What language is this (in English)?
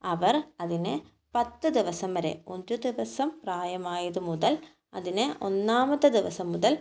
Malayalam